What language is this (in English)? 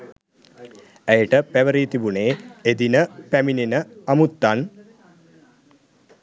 Sinhala